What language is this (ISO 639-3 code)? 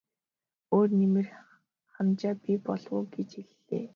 mon